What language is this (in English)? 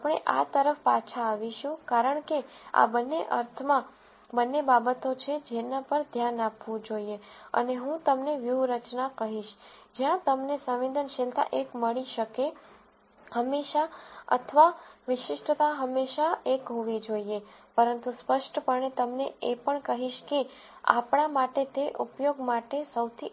Gujarati